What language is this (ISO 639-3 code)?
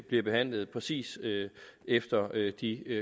dan